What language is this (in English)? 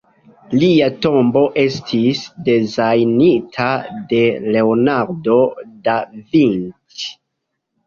Esperanto